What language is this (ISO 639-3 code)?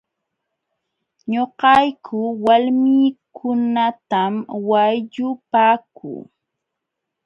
qxw